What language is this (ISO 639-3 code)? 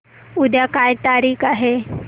mar